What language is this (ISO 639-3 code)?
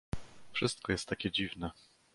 pol